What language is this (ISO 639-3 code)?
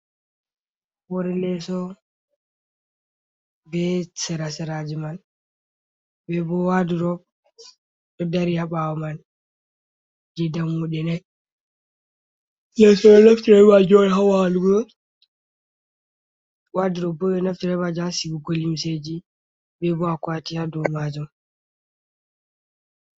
ful